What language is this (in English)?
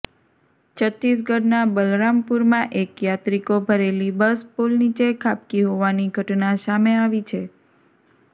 Gujarati